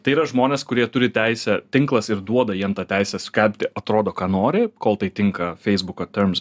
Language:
Lithuanian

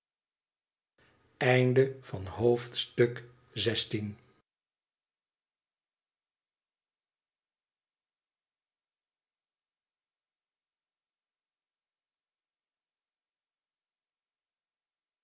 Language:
Dutch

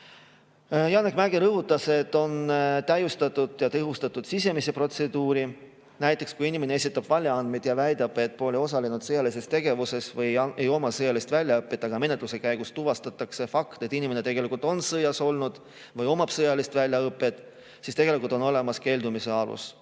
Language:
Estonian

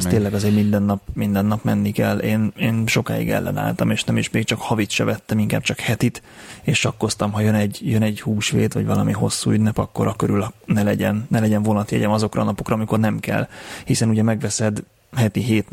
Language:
Hungarian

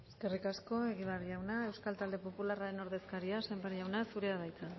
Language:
Basque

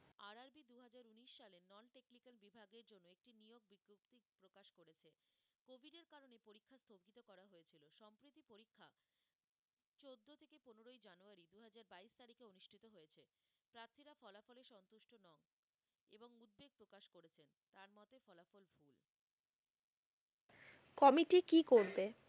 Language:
Bangla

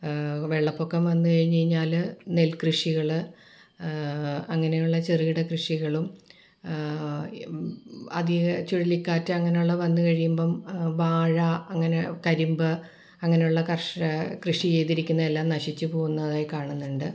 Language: Malayalam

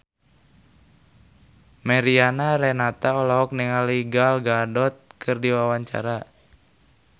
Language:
Sundanese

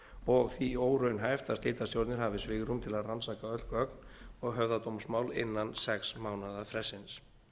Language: Icelandic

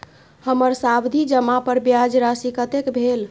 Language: Maithili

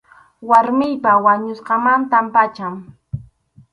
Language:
Arequipa-La Unión Quechua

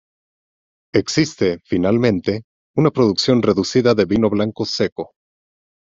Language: Spanish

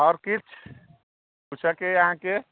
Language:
Maithili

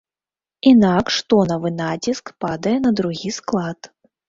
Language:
Belarusian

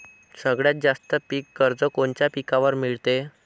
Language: Marathi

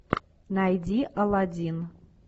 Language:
Russian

